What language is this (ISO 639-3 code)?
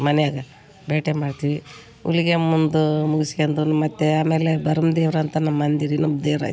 kan